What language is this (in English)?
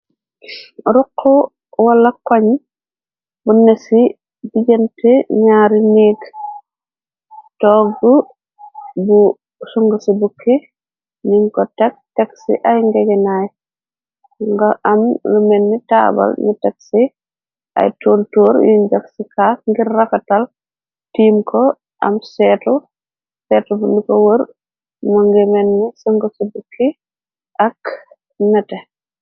Wolof